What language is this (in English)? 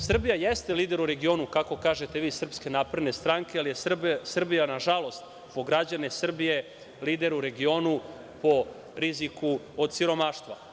Serbian